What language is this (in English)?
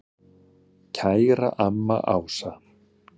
Icelandic